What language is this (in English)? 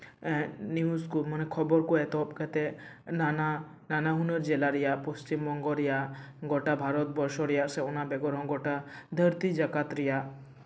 Santali